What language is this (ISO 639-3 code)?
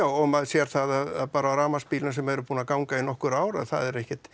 isl